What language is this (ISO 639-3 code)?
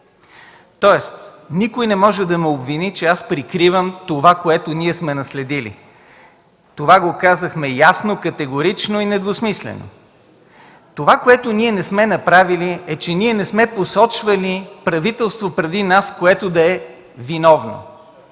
bul